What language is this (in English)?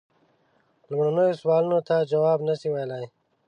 Pashto